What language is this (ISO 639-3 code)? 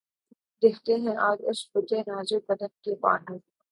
urd